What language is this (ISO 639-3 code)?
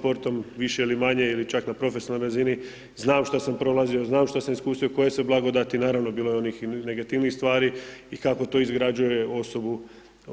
hrv